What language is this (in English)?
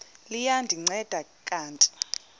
Xhosa